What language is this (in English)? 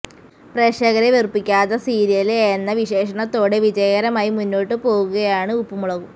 Malayalam